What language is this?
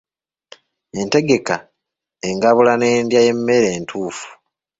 Ganda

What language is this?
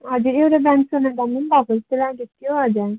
Nepali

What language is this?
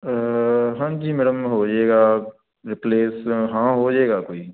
Punjabi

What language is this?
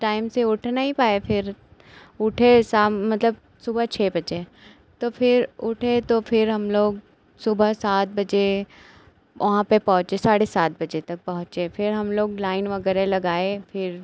Hindi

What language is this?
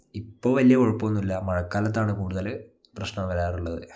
Malayalam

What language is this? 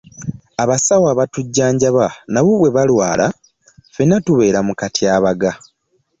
Ganda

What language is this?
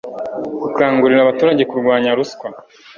Kinyarwanda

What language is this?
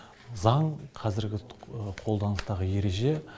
Kazakh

